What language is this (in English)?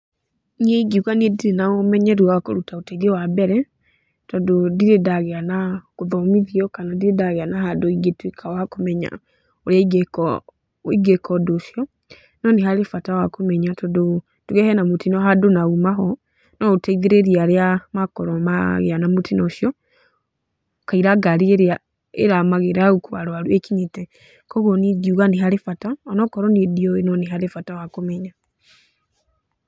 Kikuyu